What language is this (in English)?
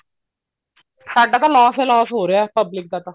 Punjabi